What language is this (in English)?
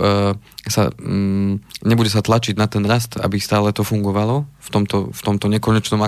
Slovak